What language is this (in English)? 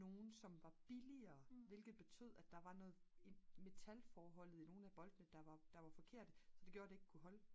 Danish